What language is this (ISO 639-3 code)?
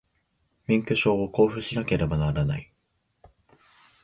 jpn